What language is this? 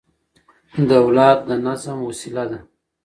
Pashto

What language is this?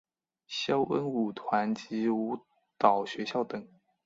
Chinese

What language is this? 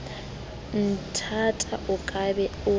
Southern Sotho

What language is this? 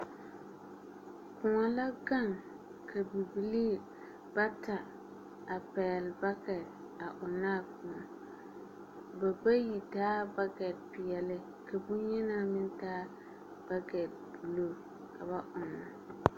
Southern Dagaare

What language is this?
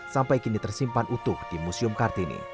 Indonesian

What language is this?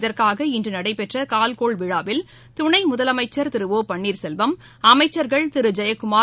Tamil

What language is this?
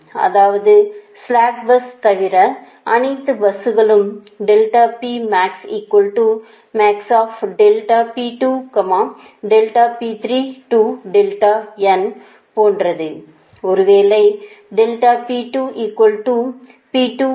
Tamil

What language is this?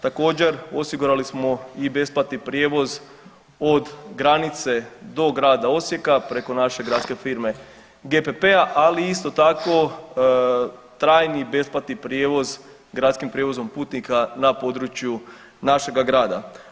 Croatian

